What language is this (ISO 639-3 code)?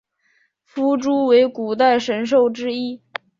zho